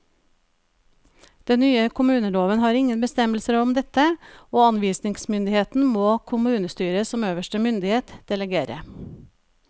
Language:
Norwegian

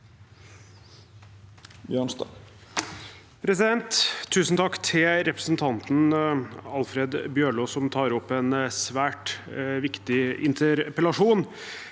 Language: Norwegian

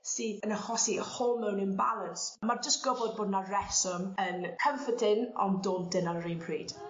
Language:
Welsh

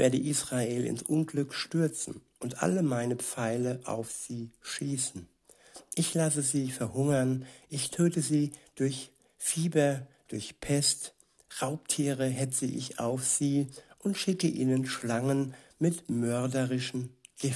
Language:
German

